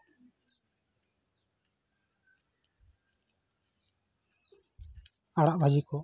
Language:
Santali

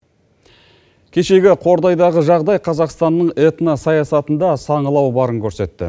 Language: Kazakh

